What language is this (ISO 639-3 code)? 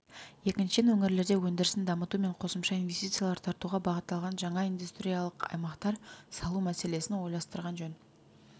kaz